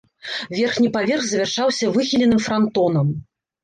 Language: Belarusian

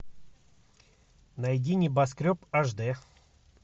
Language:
Russian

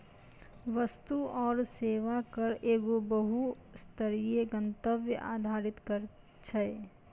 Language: Maithili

